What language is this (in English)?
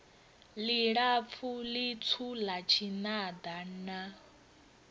Venda